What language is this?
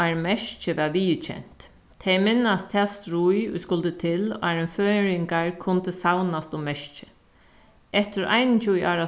Faroese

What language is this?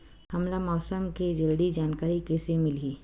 Chhattisgarhi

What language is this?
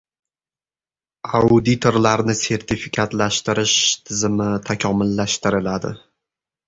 Uzbek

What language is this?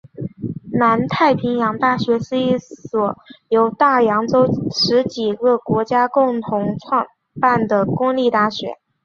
Chinese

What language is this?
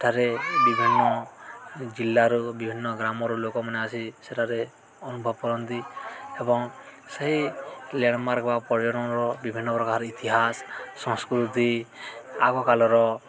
Odia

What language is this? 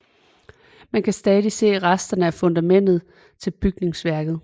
Danish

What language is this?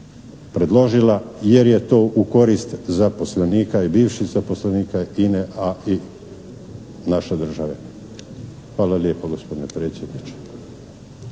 Croatian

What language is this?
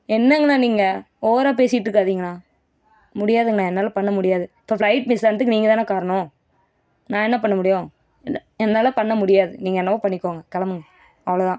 Tamil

